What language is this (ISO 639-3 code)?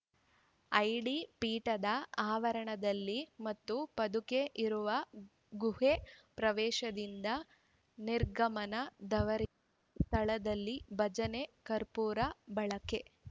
kan